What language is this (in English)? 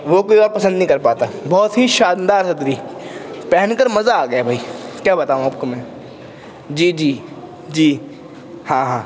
Urdu